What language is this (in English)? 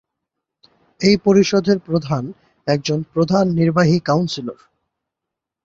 Bangla